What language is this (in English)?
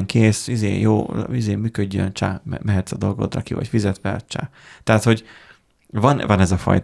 Hungarian